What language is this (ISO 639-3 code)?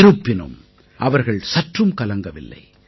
tam